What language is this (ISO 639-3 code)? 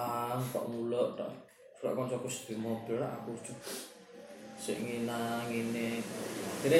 msa